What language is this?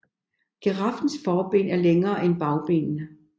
Danish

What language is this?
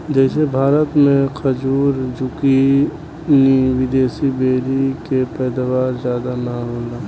Bhojpuri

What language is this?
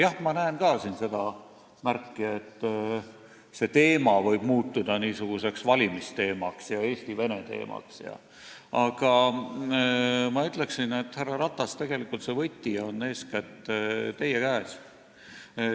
Estonian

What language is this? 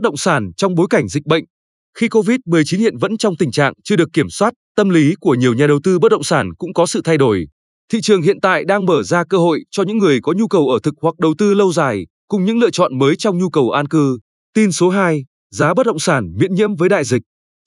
Vietnamese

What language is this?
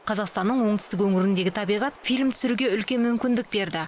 Kazakh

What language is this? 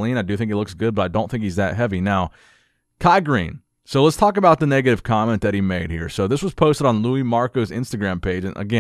English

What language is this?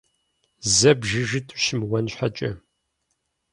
Kabardian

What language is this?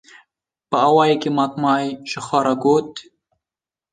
Kurdish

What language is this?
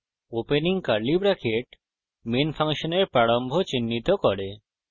Bangla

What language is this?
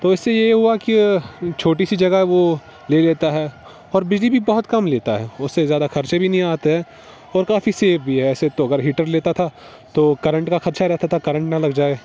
Urdu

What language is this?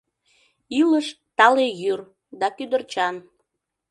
Mari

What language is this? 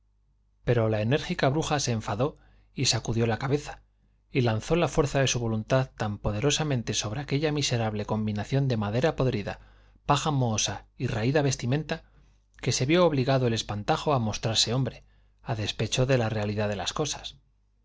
Spanish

